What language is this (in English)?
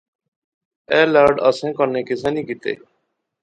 Pahari-Potwari